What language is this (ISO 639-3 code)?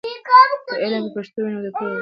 pus